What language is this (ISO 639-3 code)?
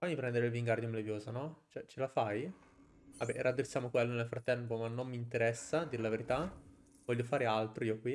ita